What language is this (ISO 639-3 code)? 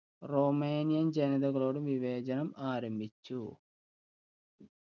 mal